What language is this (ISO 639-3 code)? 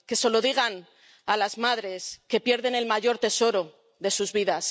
spa